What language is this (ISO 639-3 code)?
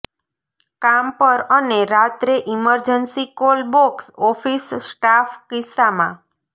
guj